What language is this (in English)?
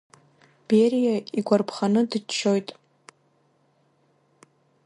Abkhazian